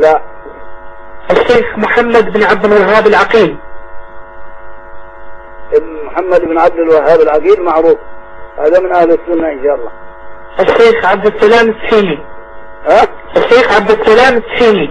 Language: Arabic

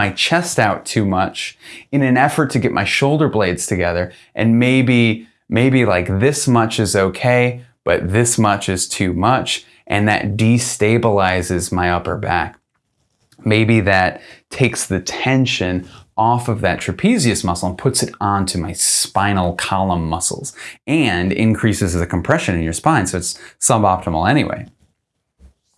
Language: English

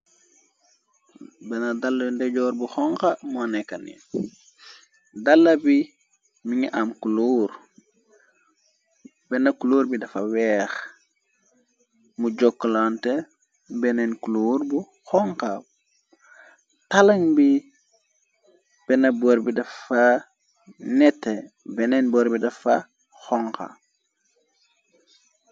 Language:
Wolof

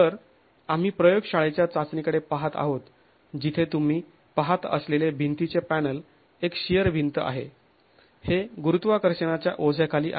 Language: Marathi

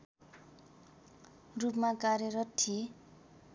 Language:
Nepali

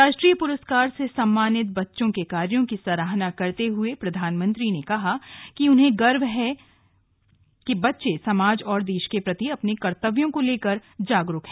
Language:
Hindi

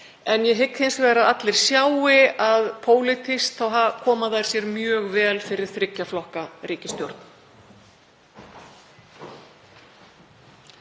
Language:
Icelandic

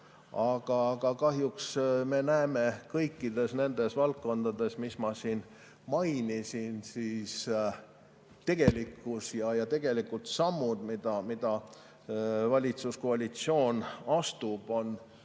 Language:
Estonian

